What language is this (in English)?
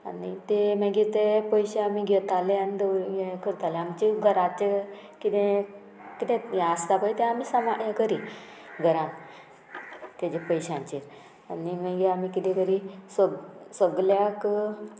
Konkani